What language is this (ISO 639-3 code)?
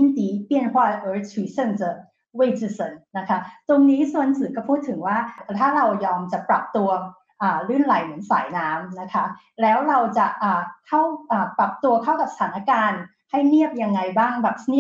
tha